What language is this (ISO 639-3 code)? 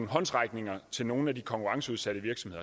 dan